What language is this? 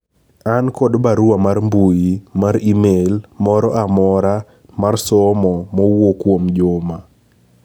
Luo (Kenya and Tanzania)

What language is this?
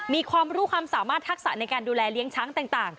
Thai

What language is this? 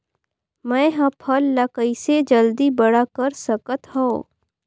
Chhattisgarhi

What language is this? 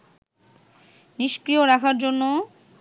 Bangla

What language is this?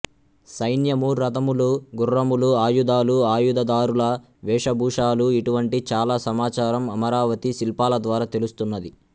Telugu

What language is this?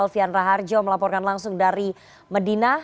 Indonesian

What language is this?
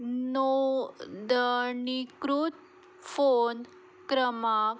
Konkani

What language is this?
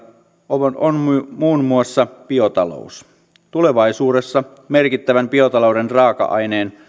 Finnish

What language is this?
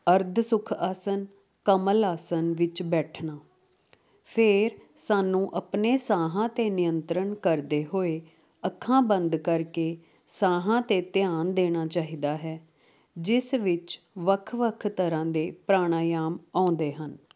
Punjabi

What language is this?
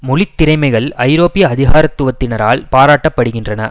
Tamil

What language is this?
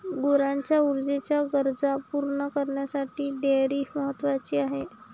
Marathi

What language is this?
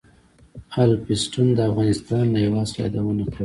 Pashto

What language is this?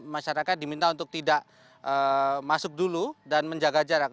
Indonesian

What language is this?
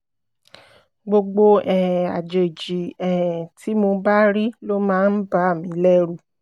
Yoruba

